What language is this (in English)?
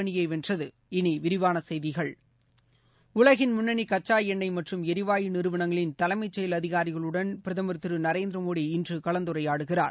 Tamil